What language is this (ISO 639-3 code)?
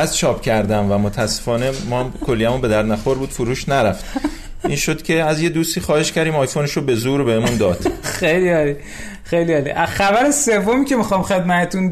fas